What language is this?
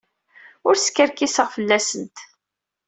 Kabyle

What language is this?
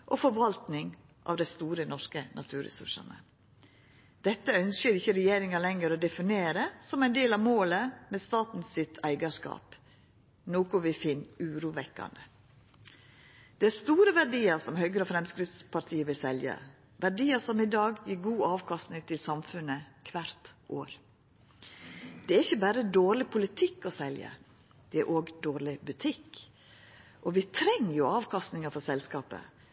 Norwegian Nynorsk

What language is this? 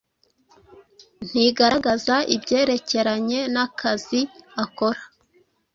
Kinyarwanda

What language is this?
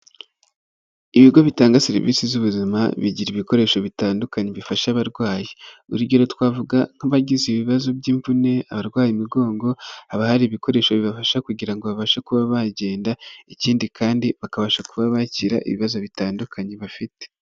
Kinyarwanda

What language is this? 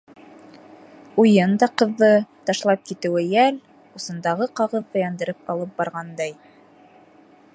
Bashkir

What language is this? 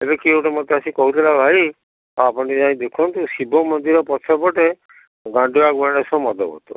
Odia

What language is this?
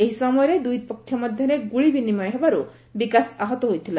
Odia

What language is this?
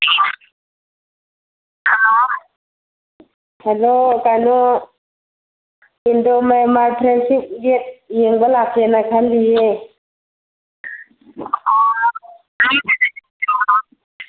Manipuri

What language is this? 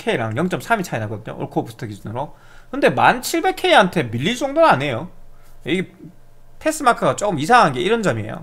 Korean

